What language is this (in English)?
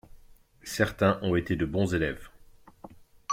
French